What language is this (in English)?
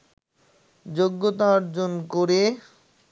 Bangla